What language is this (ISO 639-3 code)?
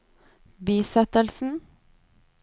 nor